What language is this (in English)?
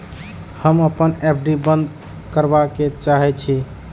Maithili